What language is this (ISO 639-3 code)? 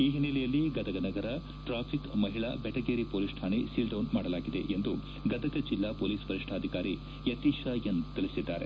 kan